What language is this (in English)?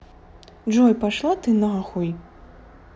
Russian